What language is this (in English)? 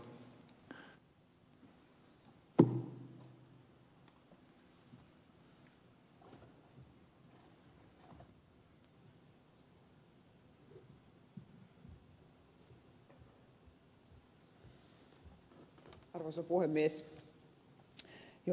Finnish